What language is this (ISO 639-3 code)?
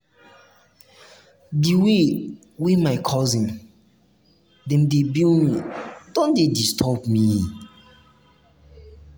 pcm